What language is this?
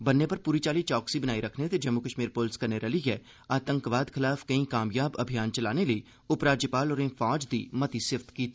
Dogri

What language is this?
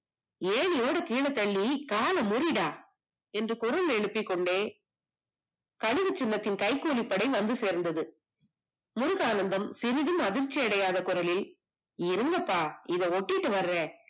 Tamil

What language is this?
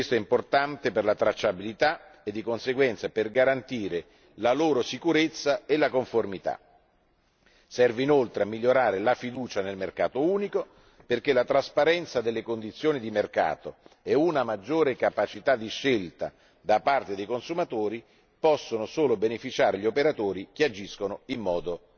Italian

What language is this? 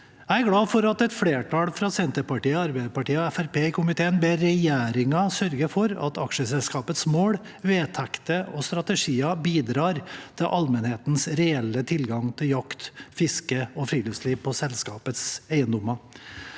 Norwegian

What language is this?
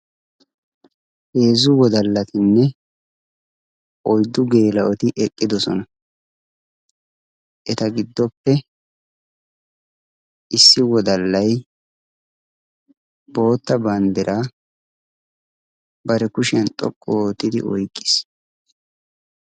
Wolaytta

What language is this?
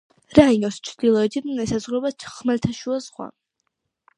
Georgian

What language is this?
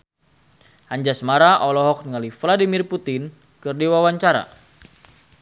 Sundanese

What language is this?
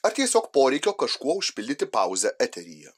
Lithuanian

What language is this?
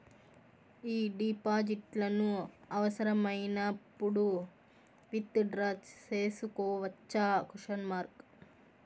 Telugu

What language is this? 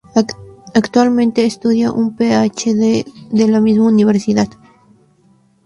Spanish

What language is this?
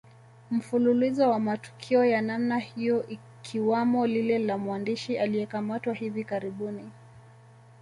Swahili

